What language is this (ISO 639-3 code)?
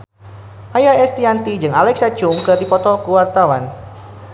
sun